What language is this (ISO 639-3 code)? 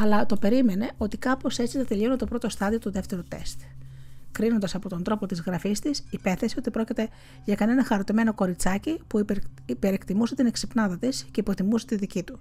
ell